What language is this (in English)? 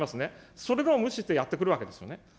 Japanese